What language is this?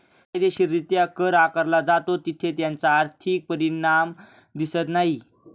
Marathi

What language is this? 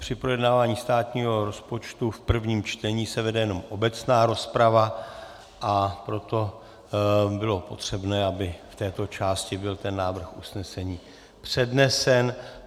Czech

